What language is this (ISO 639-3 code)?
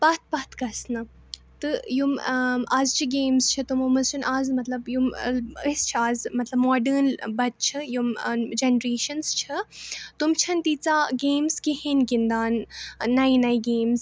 kas